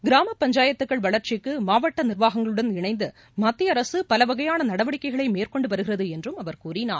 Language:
Tamil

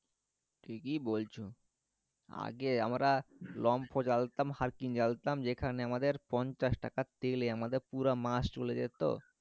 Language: Bangla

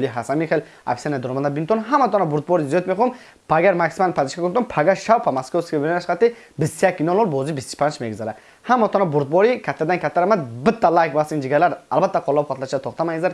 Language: Turkish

